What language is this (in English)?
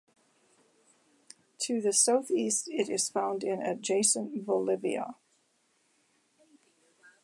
English